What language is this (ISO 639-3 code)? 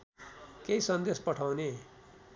nep